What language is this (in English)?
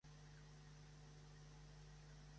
Catalan